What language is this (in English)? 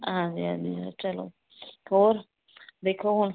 Punjabi